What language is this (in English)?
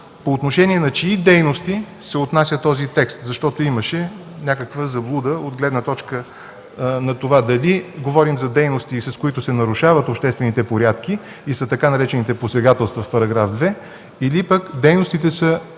Bulgarian